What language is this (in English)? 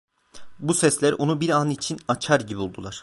Turkish